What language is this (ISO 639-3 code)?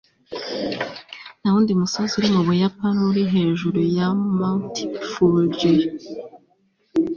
kin